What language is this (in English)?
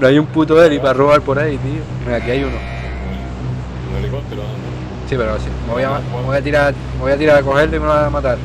Spanish